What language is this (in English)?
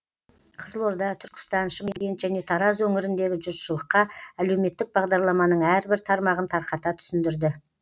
Kazakh